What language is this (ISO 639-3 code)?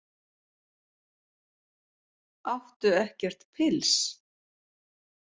isl